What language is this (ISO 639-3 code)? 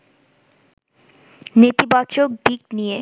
ben